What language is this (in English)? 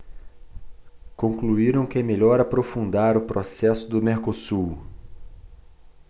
Portuguese